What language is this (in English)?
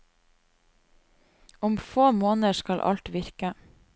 Norwegian